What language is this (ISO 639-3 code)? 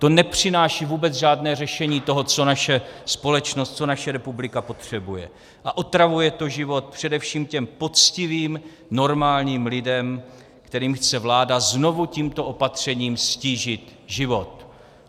ces